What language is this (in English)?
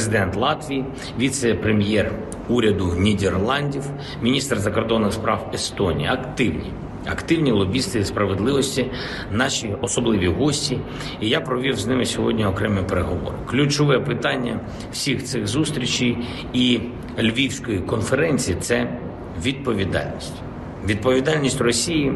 Ukrainian